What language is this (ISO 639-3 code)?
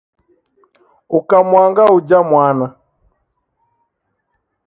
dav